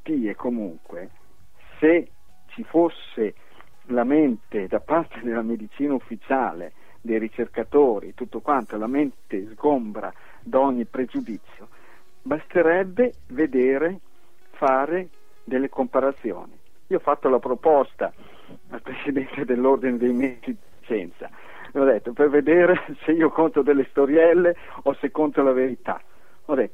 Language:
Italian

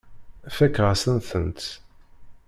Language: Kabyle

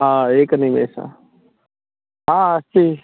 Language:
Sanskrit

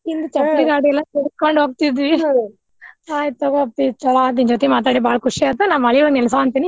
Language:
Kannada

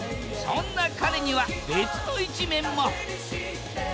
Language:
Japanese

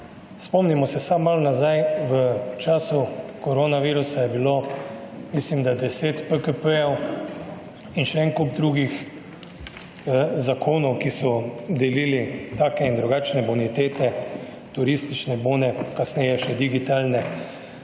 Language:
Slovenian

